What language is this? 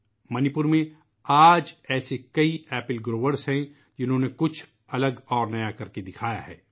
Urdu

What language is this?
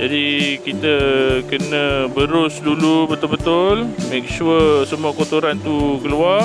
Malay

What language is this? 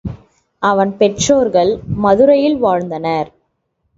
Tamil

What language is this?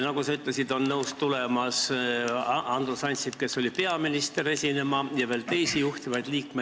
Estonian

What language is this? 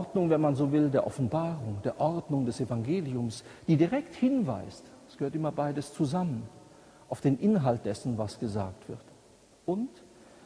German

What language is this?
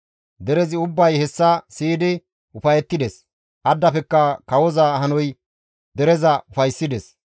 Gamo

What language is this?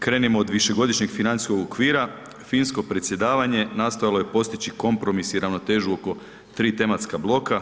Croatian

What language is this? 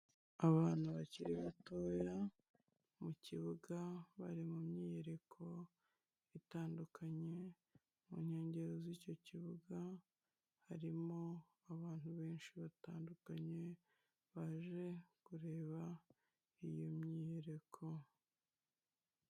Kinyarwanda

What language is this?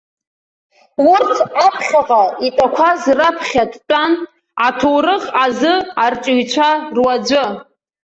Abkhazian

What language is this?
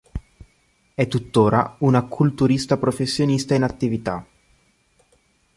Italian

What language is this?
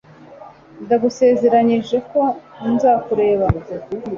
Kinyarwanda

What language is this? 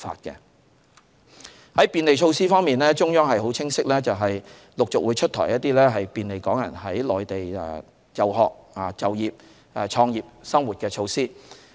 Cantonese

